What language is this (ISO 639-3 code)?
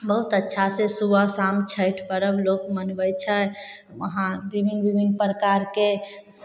mai